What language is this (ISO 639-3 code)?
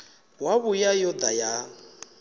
ven